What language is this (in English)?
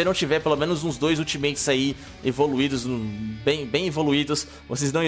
Portuguese